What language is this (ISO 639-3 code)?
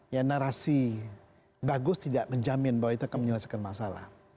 ind